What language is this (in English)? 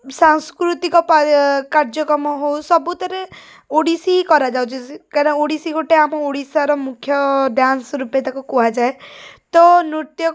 Odia